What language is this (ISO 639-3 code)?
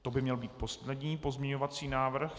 ces